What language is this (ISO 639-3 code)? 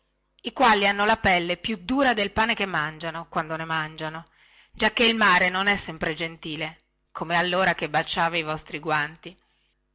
ita